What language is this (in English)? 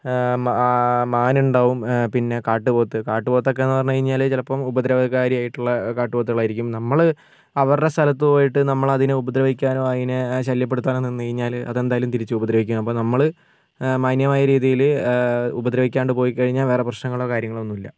Malayalam